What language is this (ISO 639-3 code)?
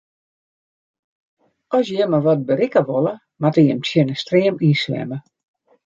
fry